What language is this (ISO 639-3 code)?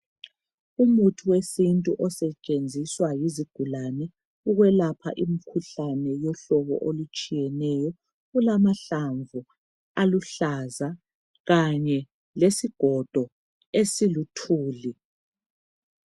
nde